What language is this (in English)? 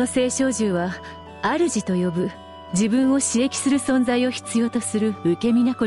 Japanese